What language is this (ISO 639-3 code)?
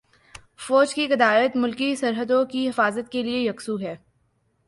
urd